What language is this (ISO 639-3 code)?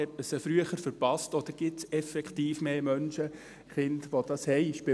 gsw